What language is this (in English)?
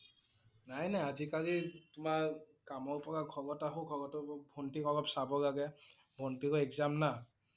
Assamese